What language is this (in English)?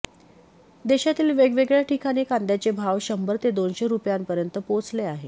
Marathi